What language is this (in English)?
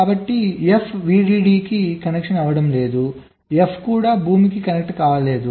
Telugu